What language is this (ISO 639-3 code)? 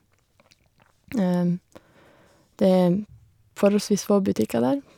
nor